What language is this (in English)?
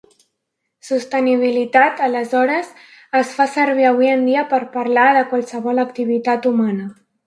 Catalan